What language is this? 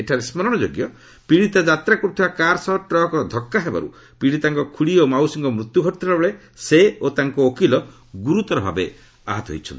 Odia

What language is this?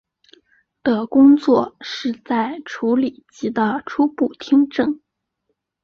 Chinese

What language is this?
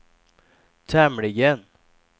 Swedish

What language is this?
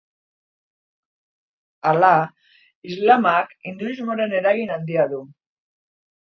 Basque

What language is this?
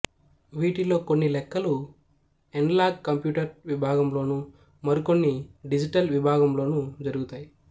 Telugu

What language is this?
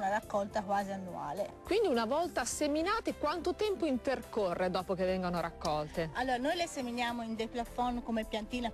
Italian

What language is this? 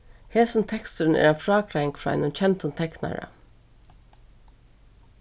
Faroese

